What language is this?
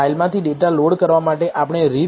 Gujarati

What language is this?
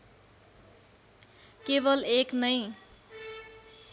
Nepali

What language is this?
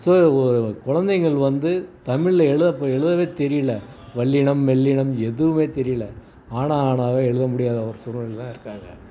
Tamil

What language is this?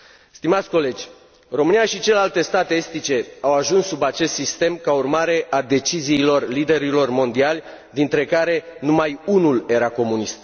Romanian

